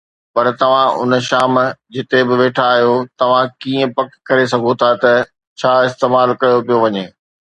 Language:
Sindhi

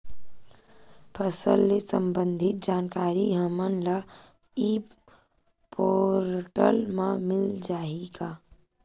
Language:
Chhattisgarhi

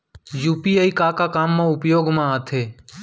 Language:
Chhattisgarhi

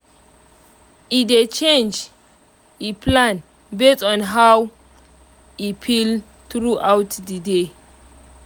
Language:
Nigerian Pidgin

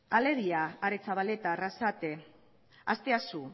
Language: Basque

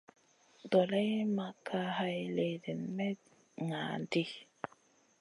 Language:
Masana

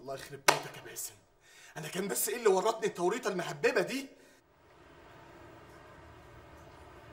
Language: Arabic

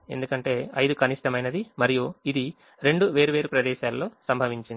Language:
Telugu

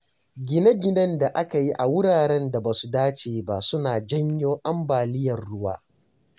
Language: Hausa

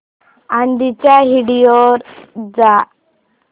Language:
Marathi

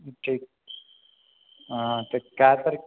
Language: Maithili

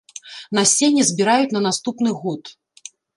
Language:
Belarusian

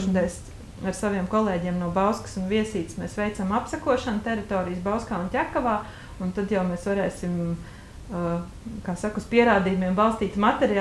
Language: Latvian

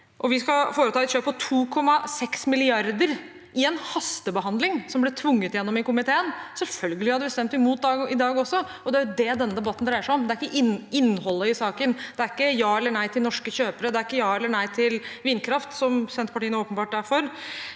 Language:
Norwegian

